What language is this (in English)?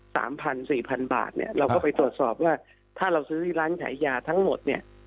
Thai